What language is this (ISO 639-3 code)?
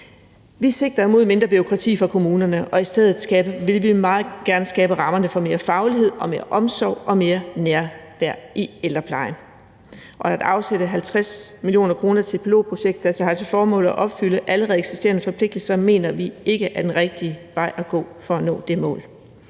dan